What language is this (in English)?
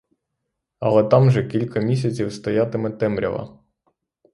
Ukrainian